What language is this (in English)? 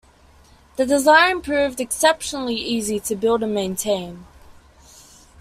English